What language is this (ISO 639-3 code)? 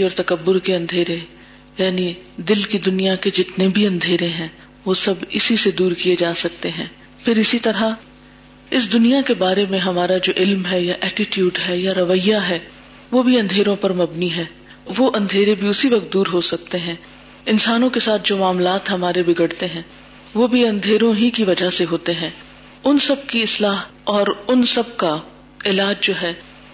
urd